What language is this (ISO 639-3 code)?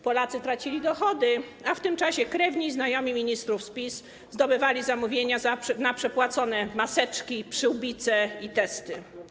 pol